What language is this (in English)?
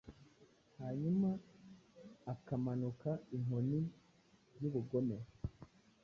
Kinyarwanda